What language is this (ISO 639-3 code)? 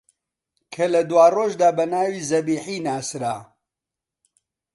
ckb